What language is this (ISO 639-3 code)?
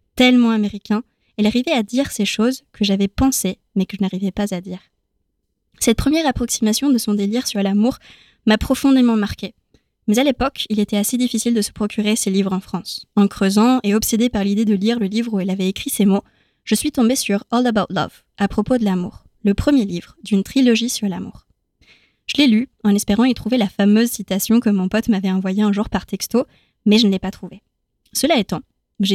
fra